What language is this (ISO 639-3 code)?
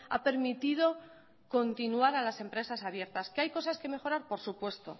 spa